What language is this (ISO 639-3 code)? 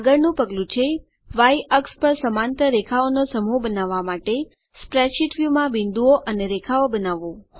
guj